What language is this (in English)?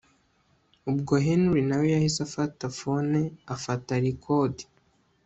Kinyarwanda